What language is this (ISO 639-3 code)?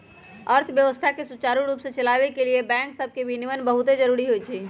mag